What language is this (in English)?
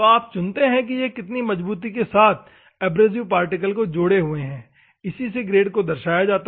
Hindi